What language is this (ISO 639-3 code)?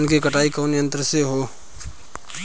bho